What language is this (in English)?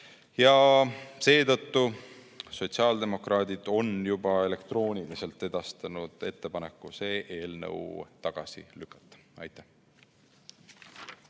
Estonian